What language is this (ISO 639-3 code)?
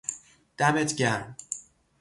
fas